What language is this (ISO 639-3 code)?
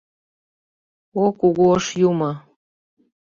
chm